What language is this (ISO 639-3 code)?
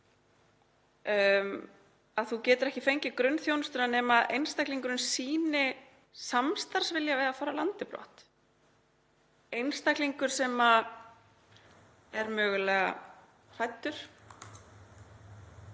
isl